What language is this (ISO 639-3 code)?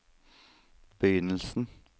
nor